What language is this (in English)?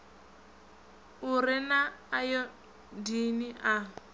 Venda